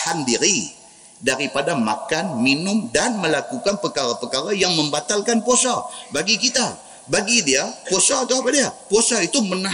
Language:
Malay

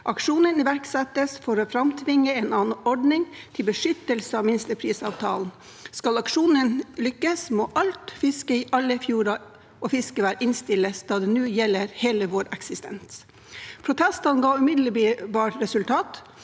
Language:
Norwegian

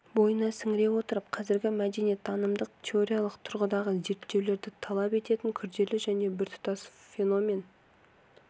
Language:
Kazakh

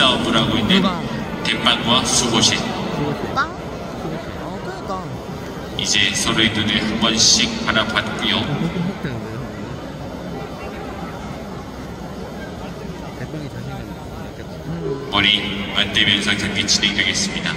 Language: Korean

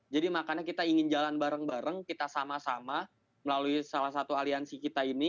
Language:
Indonesian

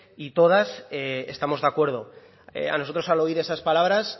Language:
Spanish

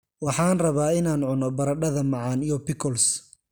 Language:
Somali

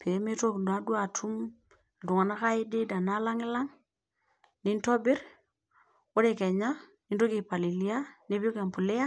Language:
Masai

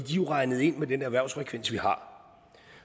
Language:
Danish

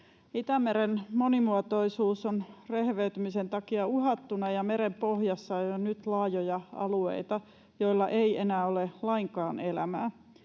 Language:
Finnish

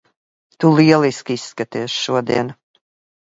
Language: Latvian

